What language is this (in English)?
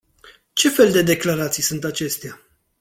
Romanian